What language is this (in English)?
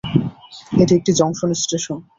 Bangla